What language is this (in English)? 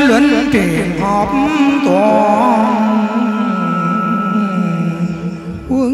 Vietnamese